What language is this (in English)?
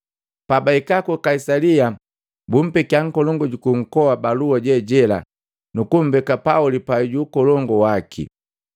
Matengo